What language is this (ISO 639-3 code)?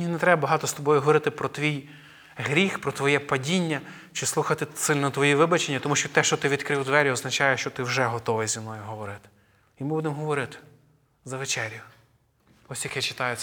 ukr